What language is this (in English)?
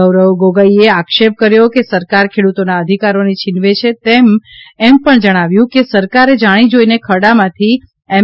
Gujarati